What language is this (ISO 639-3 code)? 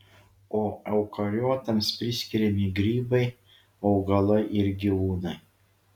lit